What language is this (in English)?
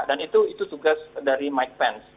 Indonesian